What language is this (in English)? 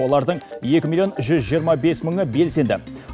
Kazakh